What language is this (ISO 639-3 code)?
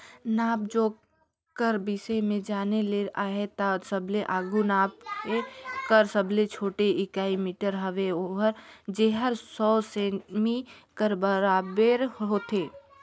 hne